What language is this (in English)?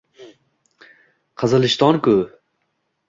Uzbek